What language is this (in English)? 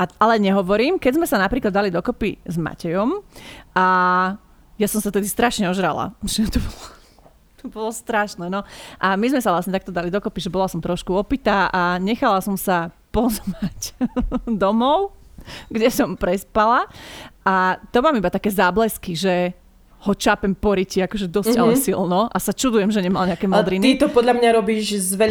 Slovak